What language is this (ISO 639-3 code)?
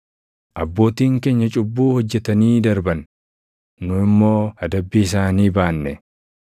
orm